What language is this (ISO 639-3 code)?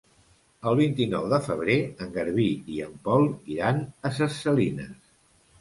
cat